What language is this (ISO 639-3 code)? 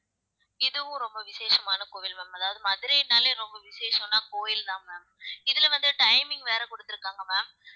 tam